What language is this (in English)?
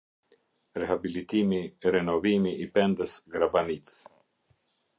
Albanian